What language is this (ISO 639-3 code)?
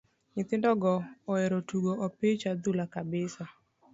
luo